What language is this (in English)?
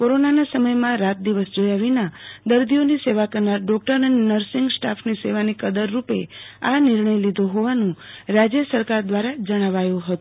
Gujarati